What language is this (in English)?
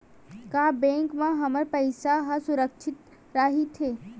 Chhattisgarhi